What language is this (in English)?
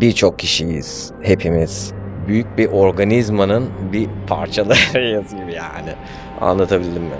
Turkish